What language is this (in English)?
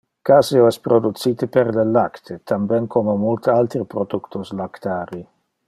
Interlingua